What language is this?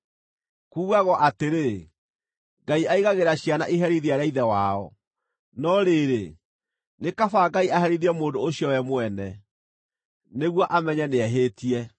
Kikuyu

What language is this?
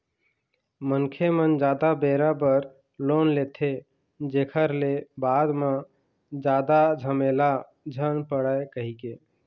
Chhattisgarhi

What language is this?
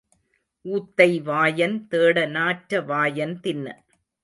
Tamil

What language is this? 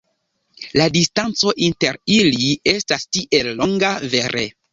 Esperanto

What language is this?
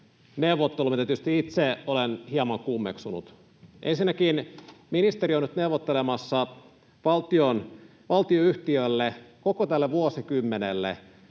Finnish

